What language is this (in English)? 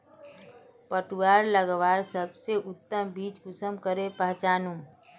Magahi